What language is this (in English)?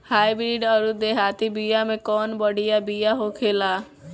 Bhojpuri